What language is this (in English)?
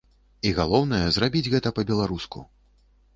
Belarusian